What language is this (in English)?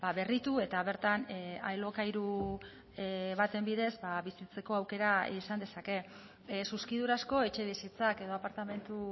Basque